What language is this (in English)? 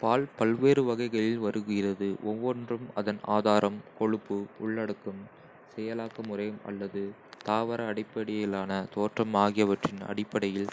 Kota (India)